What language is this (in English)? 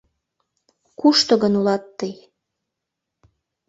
Mari